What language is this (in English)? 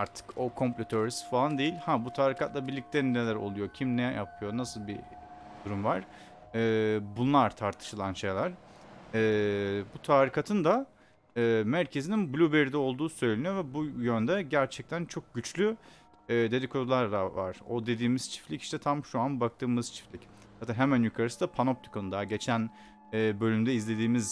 Turkish